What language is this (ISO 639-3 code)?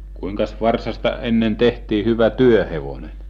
fin